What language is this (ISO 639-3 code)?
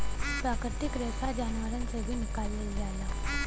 bho